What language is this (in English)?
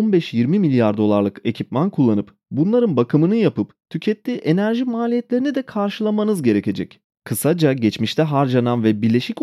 Turkish